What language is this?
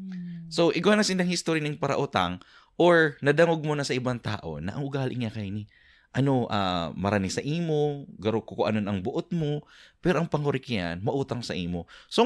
Filipino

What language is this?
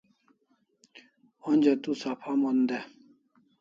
Kalasha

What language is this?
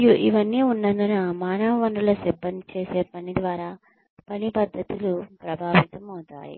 Telugu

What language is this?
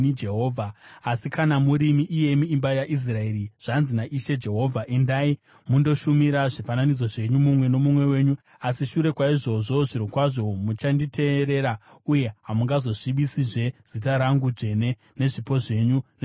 Shona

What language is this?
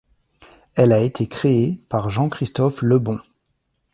French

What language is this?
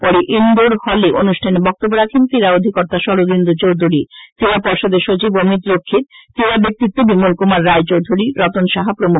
Bangla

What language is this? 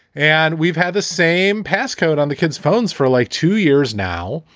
English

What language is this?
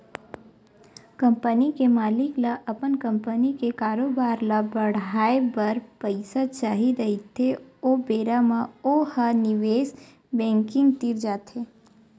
Chhattisgarhi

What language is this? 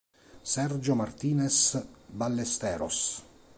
Italian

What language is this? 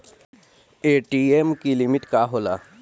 Bhojpuri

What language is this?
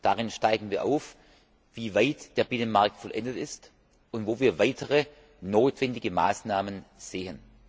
German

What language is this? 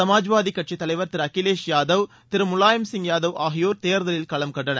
Tamil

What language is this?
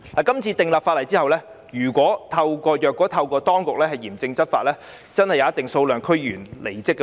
Cantonese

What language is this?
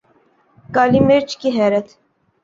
Urdu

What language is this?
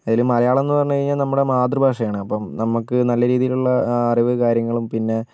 Malayalam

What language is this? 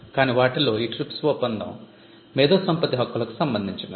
Telugu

